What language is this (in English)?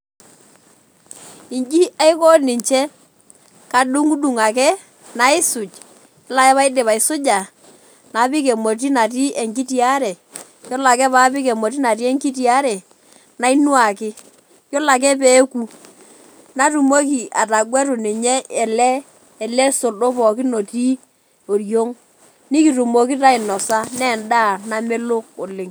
Masai